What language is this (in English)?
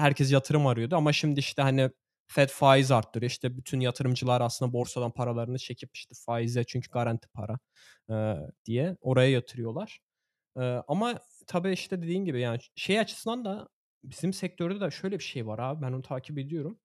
Turkish